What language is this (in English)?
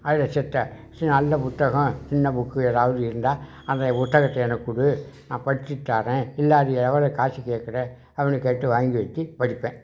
Tamil